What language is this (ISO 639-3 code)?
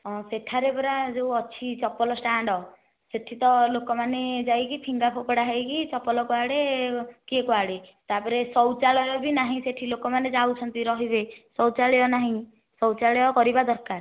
ori